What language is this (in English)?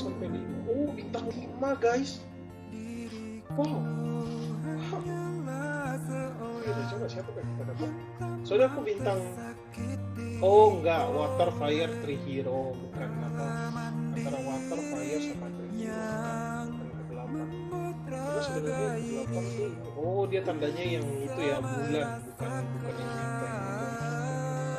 Indonesian